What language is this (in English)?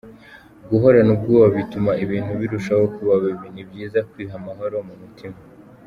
Kinyarwanda